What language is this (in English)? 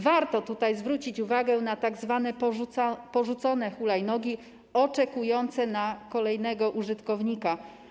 Polish